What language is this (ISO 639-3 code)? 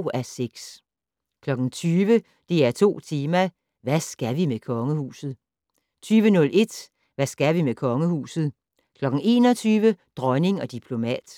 dan